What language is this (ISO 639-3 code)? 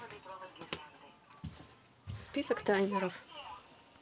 rus